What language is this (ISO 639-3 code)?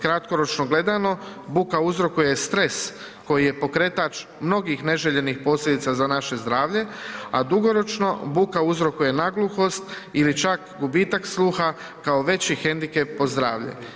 hrv